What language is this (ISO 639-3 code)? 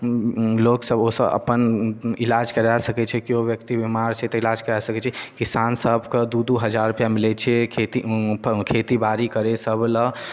mai